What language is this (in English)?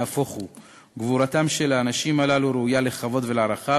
Hebrew